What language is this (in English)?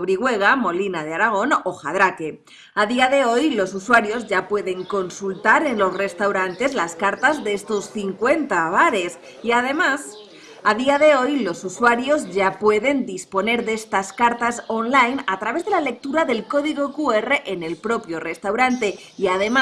Spanish